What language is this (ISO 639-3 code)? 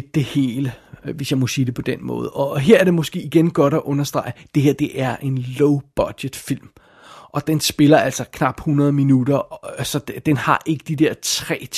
dan